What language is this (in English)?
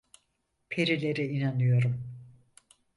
Turkish